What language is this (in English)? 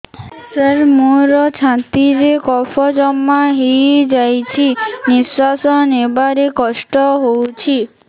Odia